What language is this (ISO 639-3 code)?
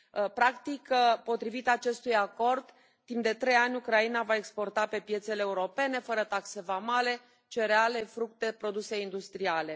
ron